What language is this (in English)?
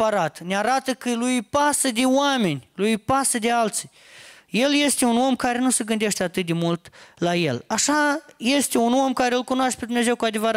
Romanian